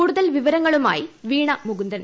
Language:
Malayalam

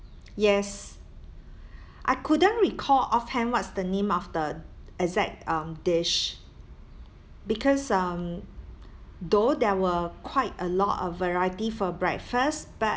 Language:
English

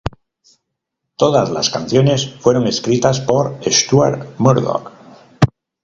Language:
Spanish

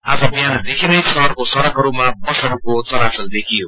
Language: Nepali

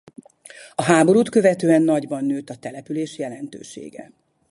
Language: Hungarian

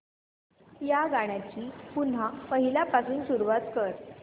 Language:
Marathi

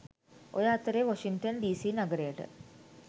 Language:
Sinhala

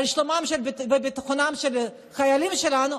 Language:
Hebrew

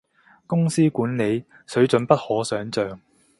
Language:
Cantonese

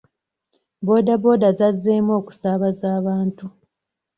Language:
Ganda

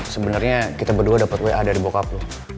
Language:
Indonesian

